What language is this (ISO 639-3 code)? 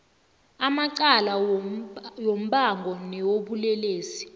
nbl